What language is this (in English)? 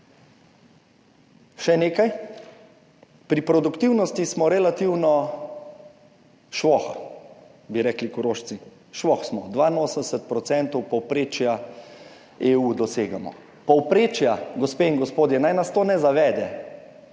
Slovenian